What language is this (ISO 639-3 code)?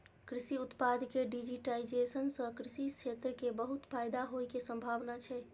mai